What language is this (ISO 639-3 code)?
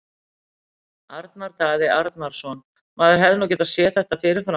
isl